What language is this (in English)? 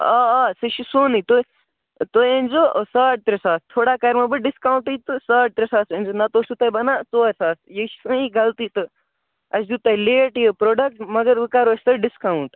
Kashmiri